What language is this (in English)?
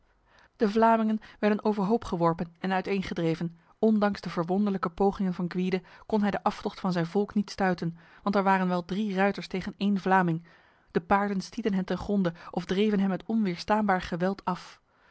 Dutch